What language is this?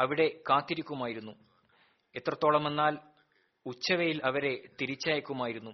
Malayalam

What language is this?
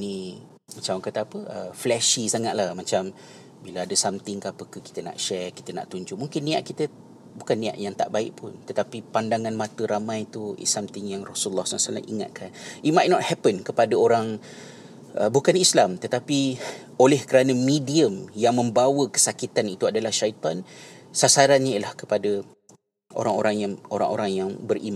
Malay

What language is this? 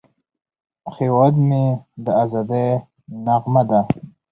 Pashto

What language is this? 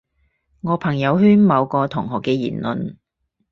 Cantonese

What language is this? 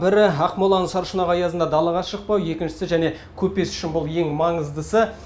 Kazakh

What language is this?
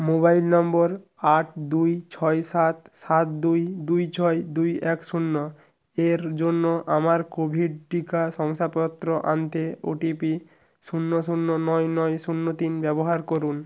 Bangla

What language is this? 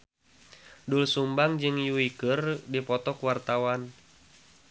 Sundanese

